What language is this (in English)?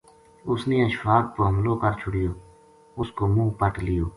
Gujari